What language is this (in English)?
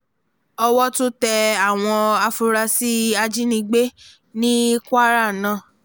Yoruba